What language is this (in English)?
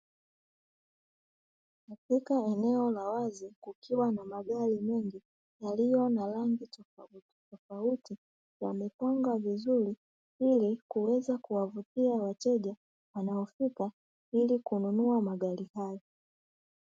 Swahili